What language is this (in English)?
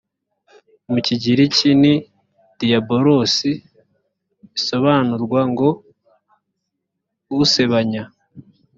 Kinyarwanda